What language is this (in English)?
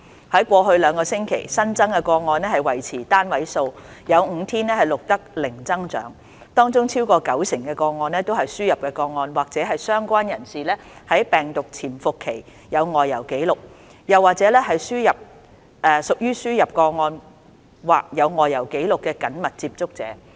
Cantonese